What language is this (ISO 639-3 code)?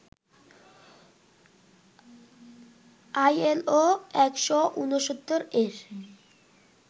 ben